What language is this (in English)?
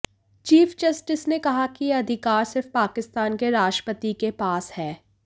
Hindi